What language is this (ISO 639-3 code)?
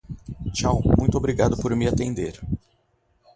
por